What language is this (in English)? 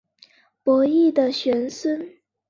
Chinese